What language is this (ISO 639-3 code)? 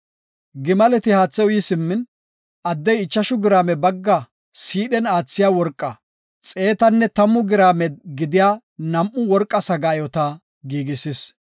gof